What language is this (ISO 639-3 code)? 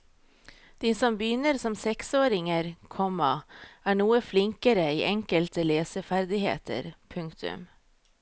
nor